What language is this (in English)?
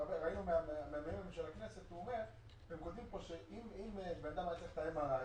Hebrew